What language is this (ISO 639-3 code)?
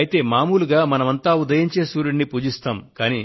tel